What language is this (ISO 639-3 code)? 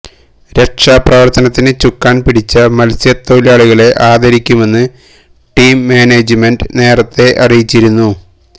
mal